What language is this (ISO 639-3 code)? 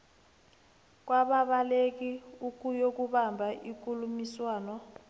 nbl